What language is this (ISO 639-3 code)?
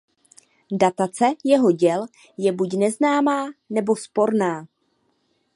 ces